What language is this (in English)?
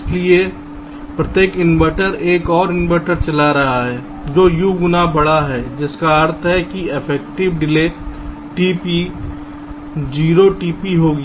Hindi